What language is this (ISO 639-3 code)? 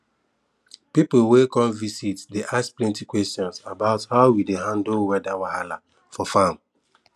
pcm